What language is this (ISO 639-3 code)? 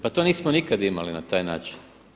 hrv